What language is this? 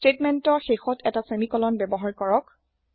Assamese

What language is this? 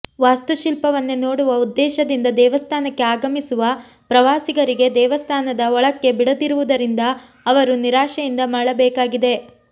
Kannada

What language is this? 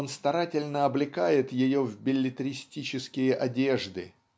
Russian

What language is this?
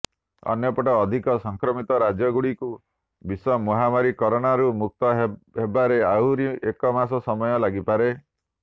Odia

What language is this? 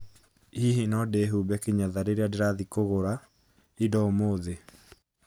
Kikuyu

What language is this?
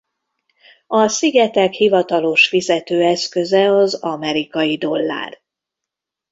Hungarian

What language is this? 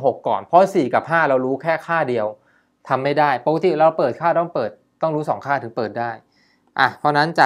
Thai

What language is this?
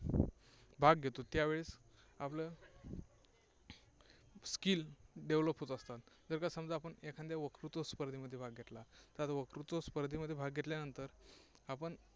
Marathi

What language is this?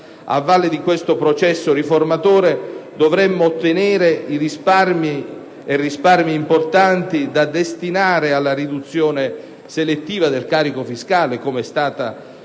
Italian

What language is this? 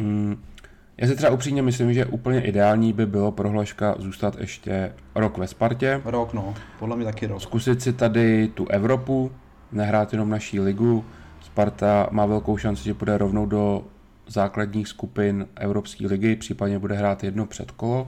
Czech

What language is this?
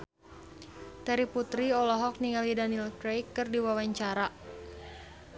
Sundanese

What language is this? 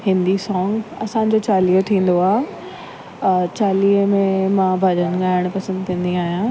Sindhi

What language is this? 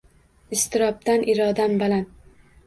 Uzbek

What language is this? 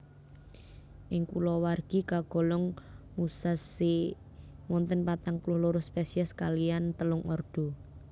Javanese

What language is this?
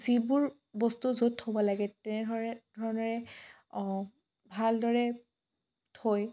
Assamese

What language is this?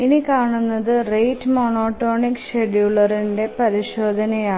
Malayalam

